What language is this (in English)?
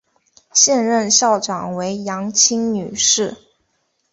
Chinese